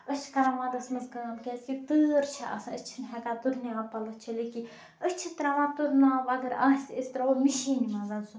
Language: Kashmiri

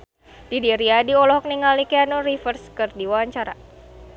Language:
Sundanese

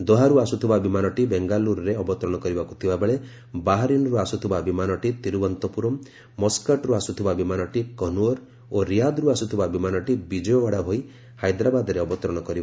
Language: Odia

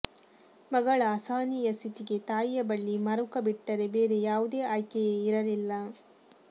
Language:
Kannada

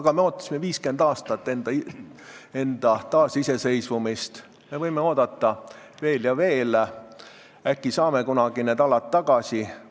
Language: Estonian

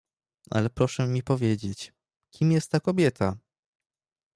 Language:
Polish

